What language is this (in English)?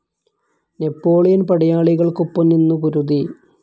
Malayalam